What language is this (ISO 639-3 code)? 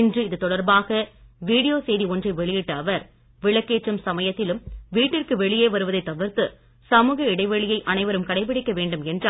tam